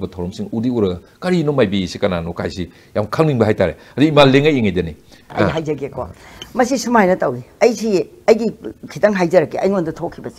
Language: Korean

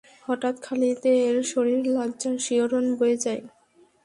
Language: Bangla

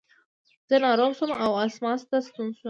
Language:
Pashto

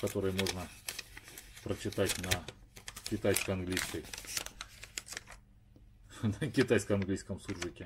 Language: Russian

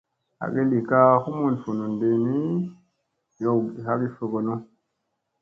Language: Musey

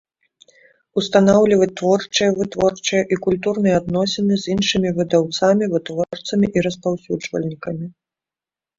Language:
Belarusian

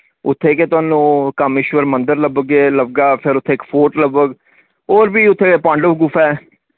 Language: Dogri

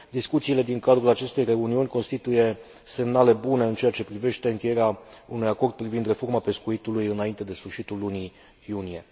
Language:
Romanian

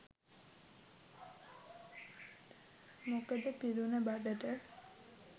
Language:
Sinhala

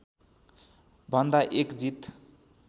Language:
Nepali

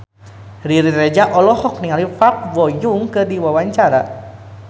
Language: Sundanese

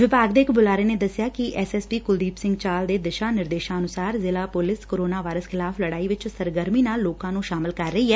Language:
Punjabi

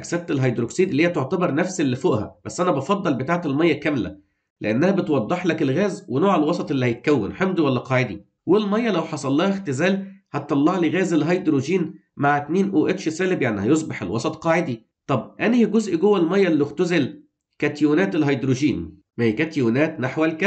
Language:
Arabic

